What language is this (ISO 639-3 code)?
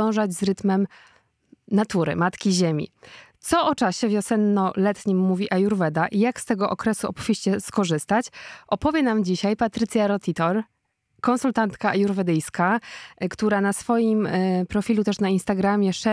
pol